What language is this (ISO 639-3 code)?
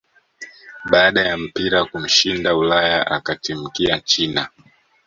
swa